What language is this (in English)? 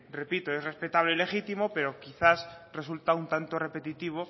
Spanish